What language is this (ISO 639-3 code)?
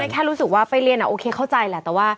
tha